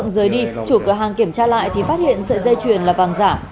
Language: Vietnamese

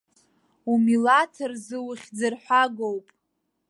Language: Abkhazian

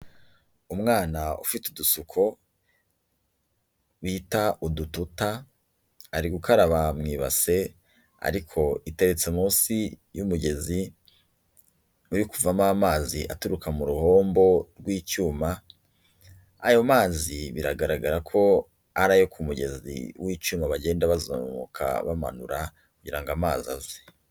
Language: Kinyarwanda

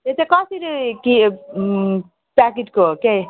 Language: Nepali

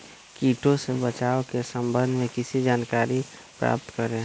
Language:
Magahi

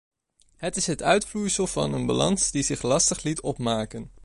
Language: Dutch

